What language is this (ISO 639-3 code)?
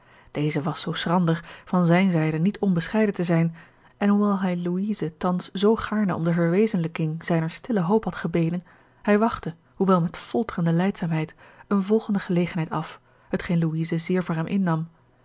nld